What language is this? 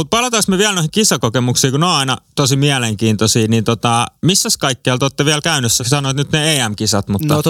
Finnish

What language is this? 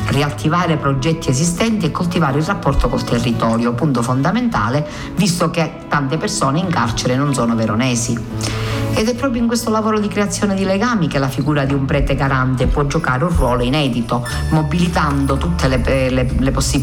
Italian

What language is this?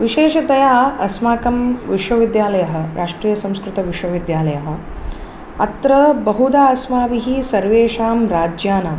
Sanskrit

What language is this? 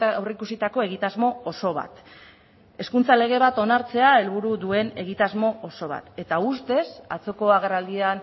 Basque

